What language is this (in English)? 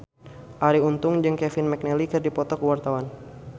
Sundanese